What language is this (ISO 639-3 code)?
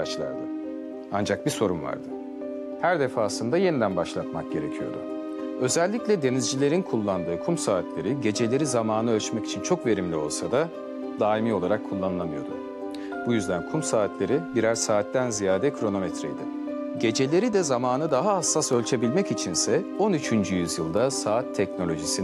tur